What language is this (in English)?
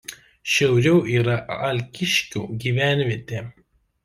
Lithuanian